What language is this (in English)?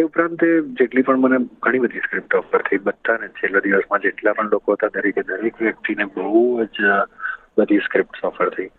Gujarati